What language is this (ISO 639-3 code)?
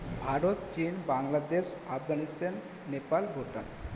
ben